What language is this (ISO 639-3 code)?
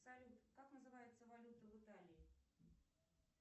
rus